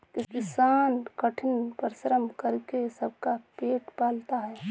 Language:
Hindi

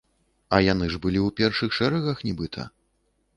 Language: Belarusian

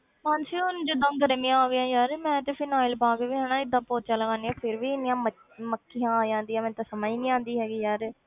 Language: Punjabi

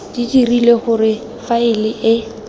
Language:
Tswana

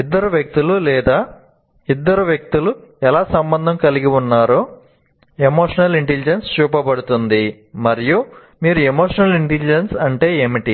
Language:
Telugu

